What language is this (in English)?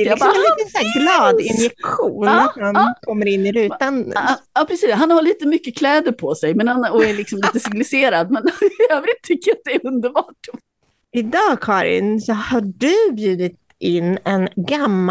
Swedish